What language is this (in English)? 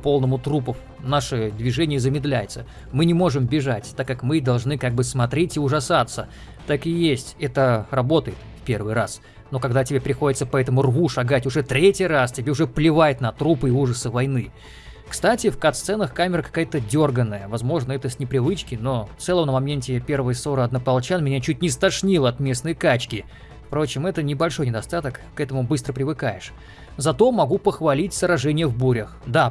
Russian